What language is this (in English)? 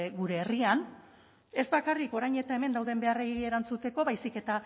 Basque